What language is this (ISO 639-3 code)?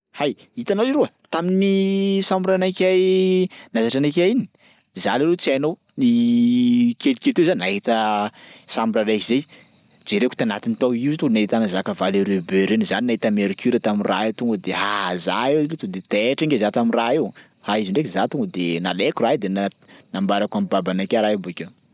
skg